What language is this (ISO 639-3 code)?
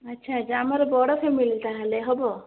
ori